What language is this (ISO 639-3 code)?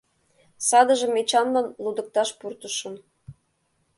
chm